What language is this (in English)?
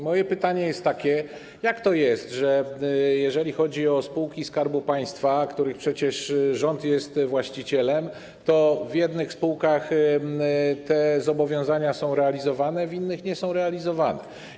Polish